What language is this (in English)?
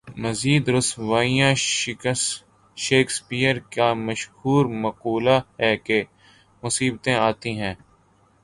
Urdu